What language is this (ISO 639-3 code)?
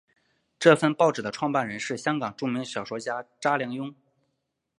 zho